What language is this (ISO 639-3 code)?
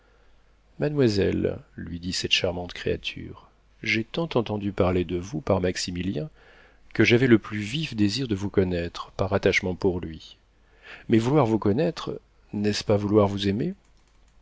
fra